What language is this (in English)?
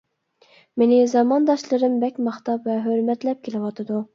Uyghur